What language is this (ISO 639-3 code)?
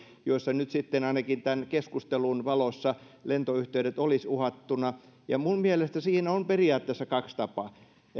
fin